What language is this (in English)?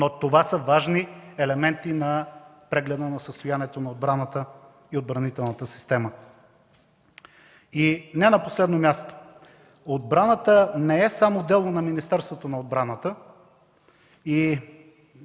Bulgarian